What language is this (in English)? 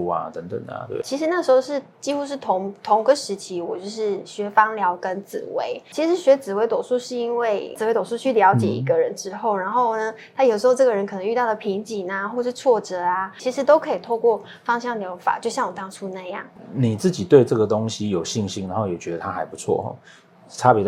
Chinese